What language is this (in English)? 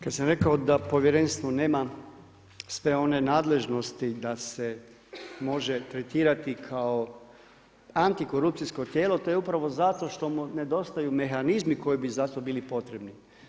Croatian